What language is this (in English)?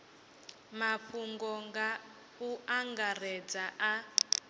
Venda